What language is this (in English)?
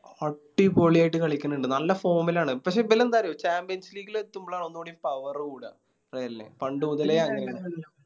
Malayalam